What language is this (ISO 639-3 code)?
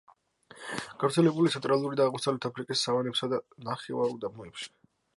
kat